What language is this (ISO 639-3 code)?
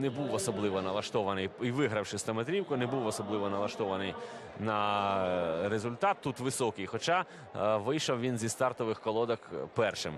ukr